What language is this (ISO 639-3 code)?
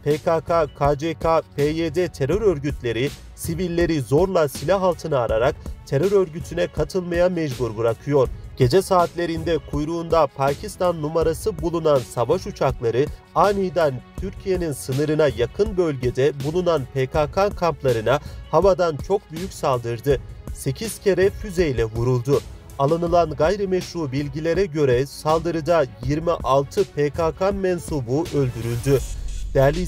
tur